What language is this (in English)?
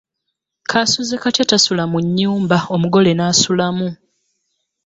Ganda